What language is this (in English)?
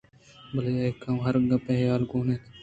Eastern Balochi